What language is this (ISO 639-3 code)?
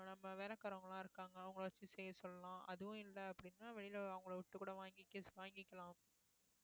tam